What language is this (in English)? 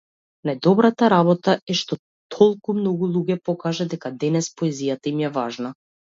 Macedonian